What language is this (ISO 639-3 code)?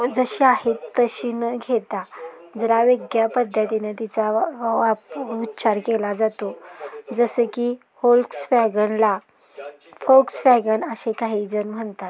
mar